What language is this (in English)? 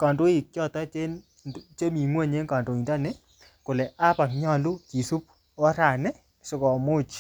Kalenjin